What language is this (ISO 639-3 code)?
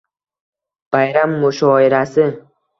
uzb